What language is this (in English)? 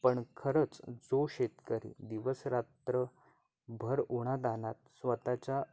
Marathi